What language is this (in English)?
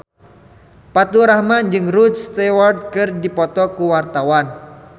Sundanese